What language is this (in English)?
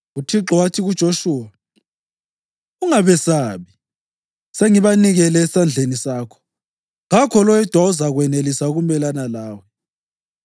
North Ndebele